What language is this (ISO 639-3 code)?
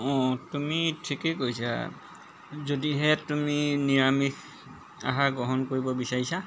asm